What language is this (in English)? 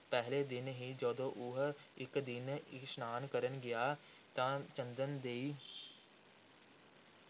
Punjabi